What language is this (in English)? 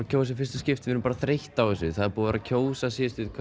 Icelandic